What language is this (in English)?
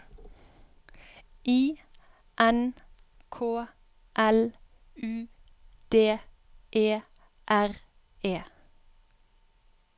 Norwegian